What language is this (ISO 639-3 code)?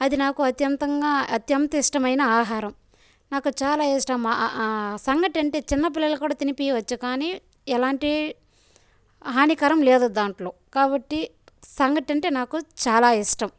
tel